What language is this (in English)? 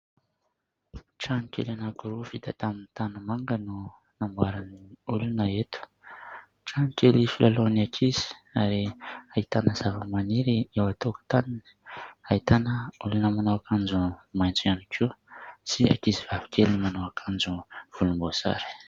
Malagasy